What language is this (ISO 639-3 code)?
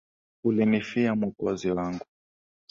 swa